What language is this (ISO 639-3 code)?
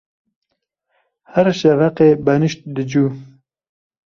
kur